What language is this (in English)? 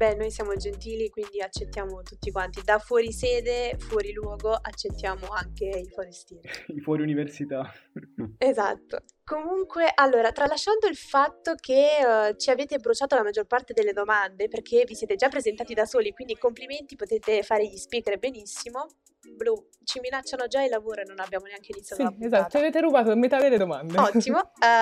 Italian